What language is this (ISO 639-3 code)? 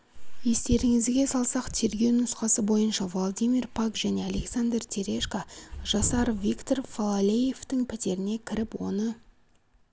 kaz